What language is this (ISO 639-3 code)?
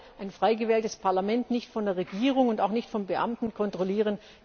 deu